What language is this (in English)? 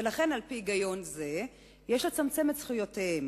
Hebrew